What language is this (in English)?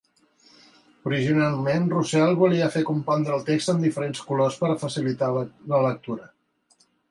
Catalan